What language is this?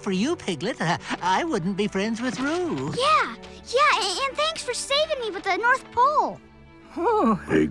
English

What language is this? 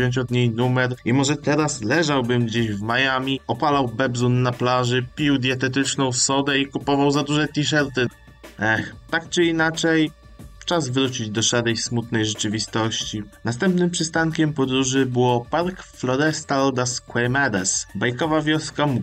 Polish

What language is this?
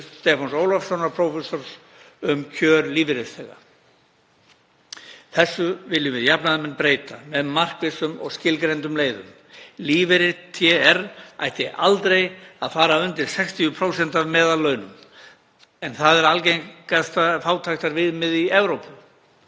Icelandic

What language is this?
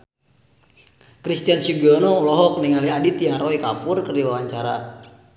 Sundanese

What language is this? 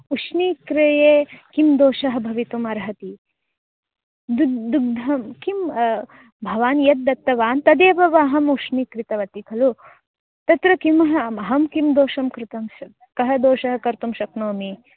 Sanskrit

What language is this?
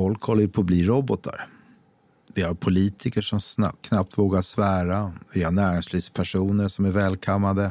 Swedish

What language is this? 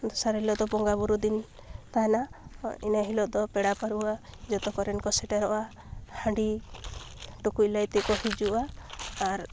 Santali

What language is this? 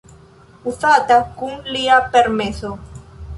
Esperanto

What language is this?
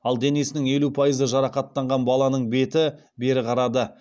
Kazakh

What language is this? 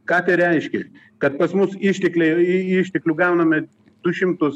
Lithuanian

